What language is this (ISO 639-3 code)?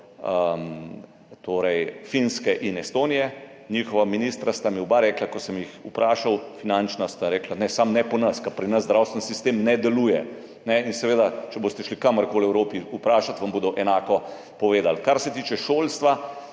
slv